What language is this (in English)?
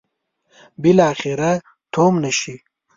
Pashto